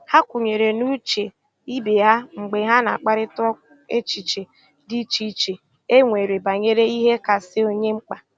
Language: Igbo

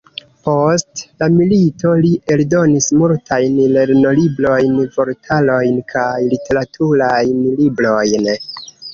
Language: Esperanto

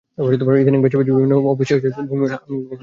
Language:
Bangla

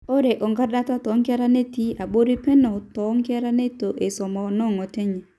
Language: Masai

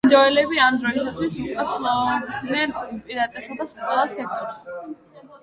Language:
Georgian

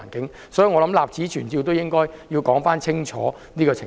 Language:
Cantonese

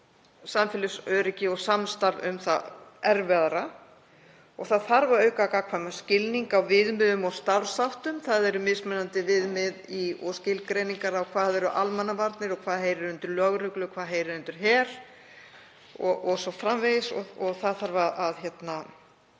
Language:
Icelandic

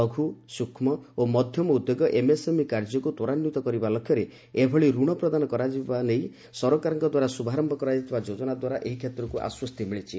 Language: Odia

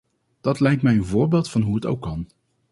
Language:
Dutch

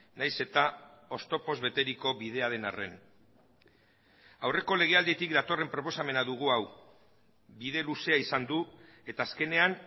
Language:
Basque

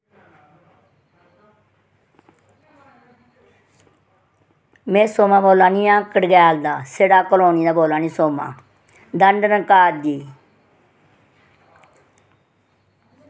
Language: Dogri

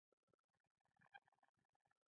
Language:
Pashto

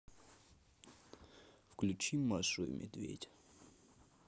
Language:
Russian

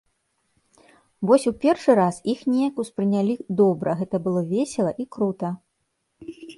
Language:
Belarusian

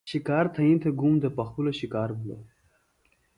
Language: Phalura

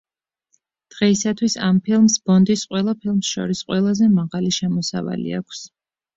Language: Georgian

